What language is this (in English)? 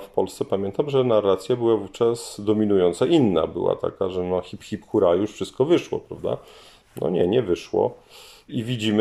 Polish